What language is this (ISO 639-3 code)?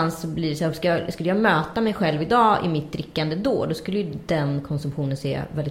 swe